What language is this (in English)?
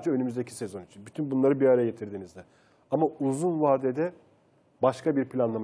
Turkish